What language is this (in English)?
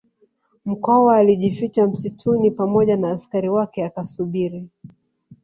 Swahili